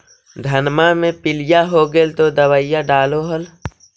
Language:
Magahi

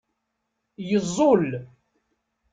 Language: Kabyle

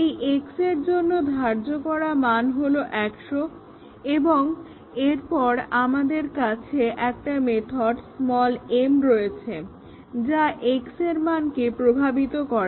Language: Bangla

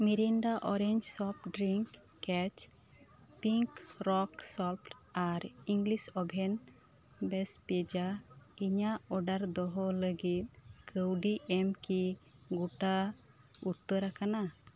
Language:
Santali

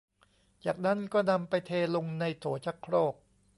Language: Thai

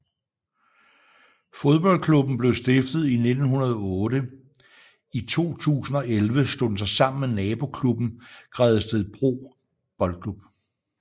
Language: Danish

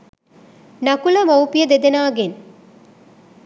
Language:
Sinhala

